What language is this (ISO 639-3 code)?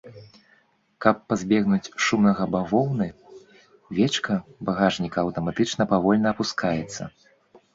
bel